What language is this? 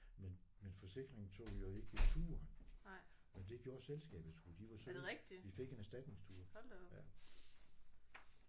Danish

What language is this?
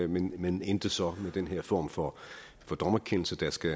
Danish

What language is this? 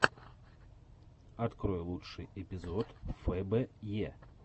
Russian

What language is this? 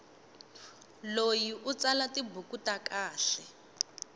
Tsonga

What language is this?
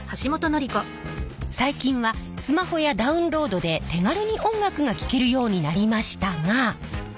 Japanese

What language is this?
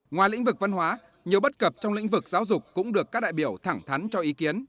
Vietnamese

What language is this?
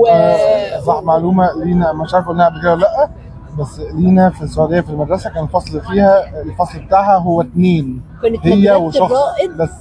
Arabic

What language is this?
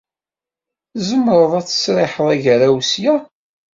Kabyle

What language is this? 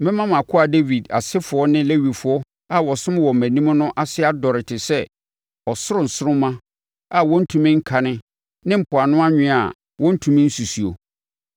Akan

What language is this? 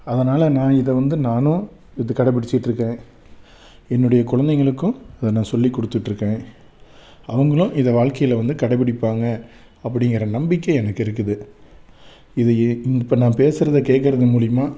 Tamil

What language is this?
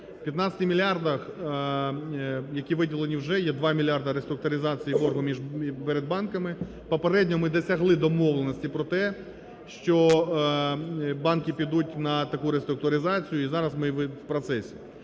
Ukrainian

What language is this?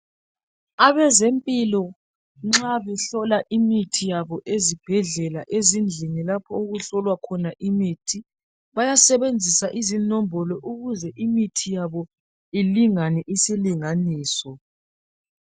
North Ndebele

